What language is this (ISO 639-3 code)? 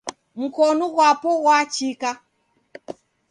dav